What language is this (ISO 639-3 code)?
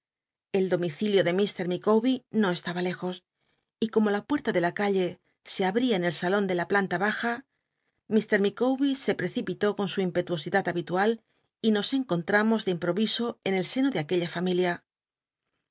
spa